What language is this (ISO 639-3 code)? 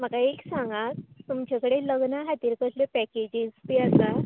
kok